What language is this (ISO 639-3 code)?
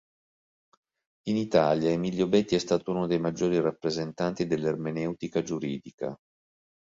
ita